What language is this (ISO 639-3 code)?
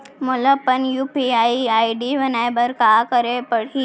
hne